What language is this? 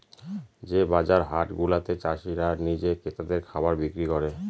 Bangla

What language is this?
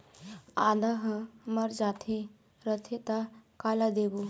Chhattisgarhi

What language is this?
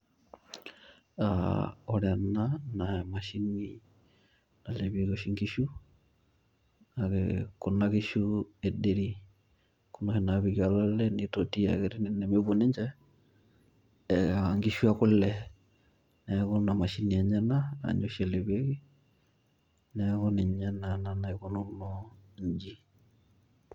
Masai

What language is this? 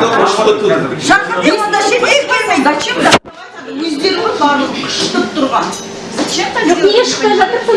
Russian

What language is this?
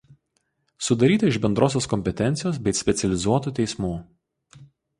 Lithuanian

